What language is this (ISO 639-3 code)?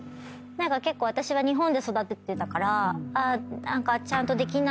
jpn